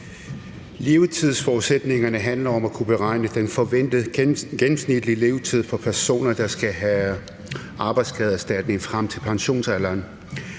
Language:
Danish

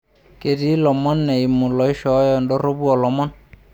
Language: Masai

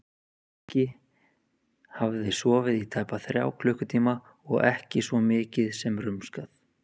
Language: Icelandic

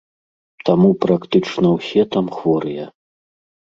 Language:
Belarusian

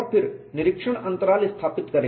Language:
Hindi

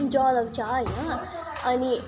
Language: Nepali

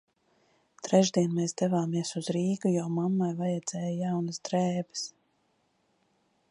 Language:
Latvian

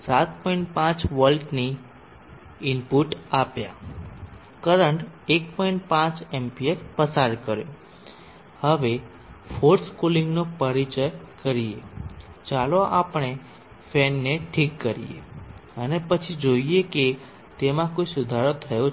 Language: Gujarati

